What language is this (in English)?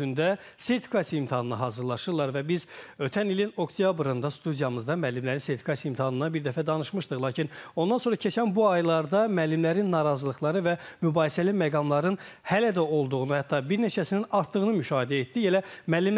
Turkish